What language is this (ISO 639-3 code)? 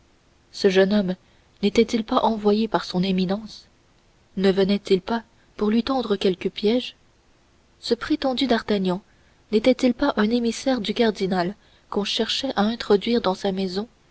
fra